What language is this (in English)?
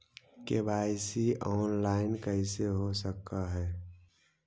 Magahi